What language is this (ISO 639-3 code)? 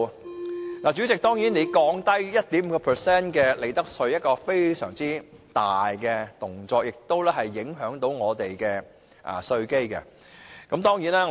yue